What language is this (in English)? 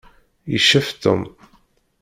Kabyle